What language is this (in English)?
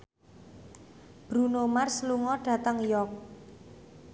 Javanese